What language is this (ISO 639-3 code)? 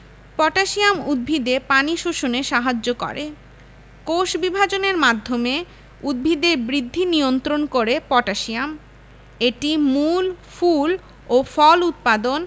ben